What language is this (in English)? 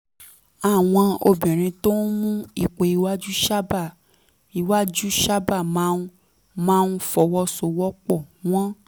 Yoruba